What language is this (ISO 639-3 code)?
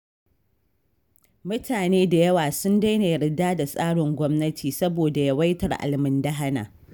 hau